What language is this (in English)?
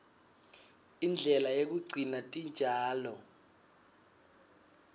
Swati